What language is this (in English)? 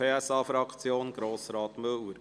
Swiss German